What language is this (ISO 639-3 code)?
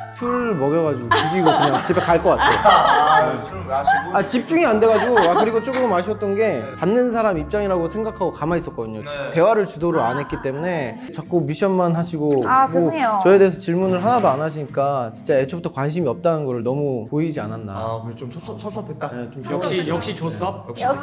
kor